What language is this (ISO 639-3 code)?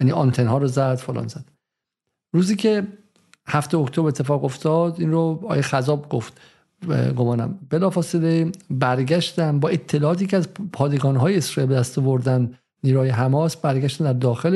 fas